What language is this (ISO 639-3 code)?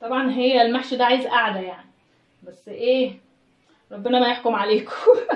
ara